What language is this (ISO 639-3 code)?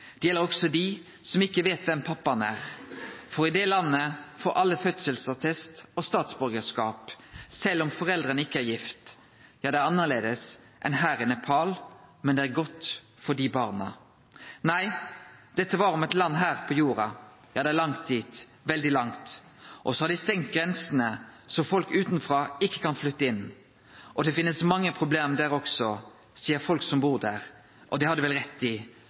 nno